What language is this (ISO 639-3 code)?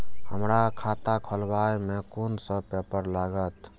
mai